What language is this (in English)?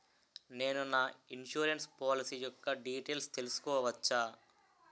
Telugu